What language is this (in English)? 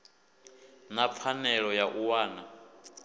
Venda